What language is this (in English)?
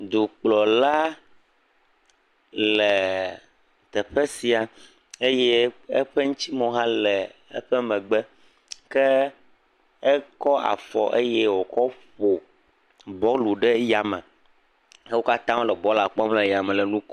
Ewe